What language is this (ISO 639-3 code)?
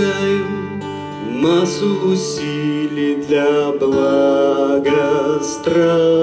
rus